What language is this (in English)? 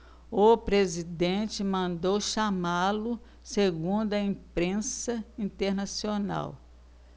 Portuguese